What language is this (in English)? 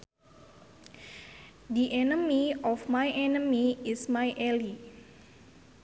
Sundanese